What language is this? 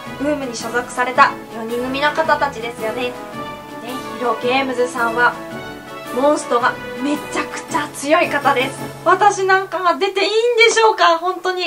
Japanese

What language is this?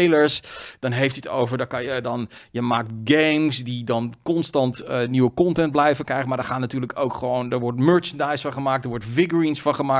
Dutch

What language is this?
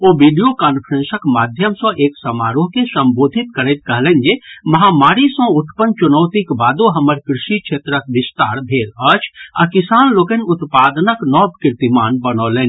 Maithili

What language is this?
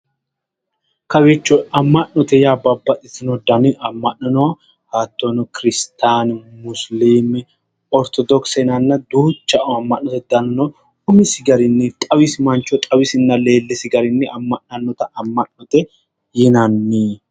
Sidamo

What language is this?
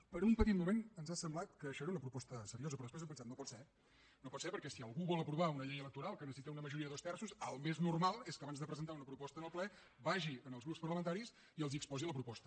Catalan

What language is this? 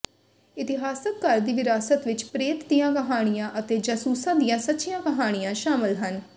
Punjabi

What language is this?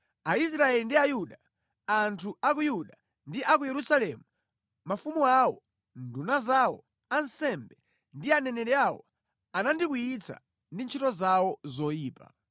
Nyanja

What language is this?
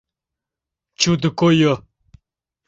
Mari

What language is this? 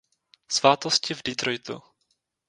Czech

